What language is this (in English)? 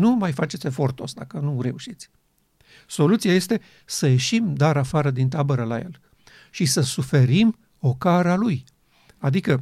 Romanian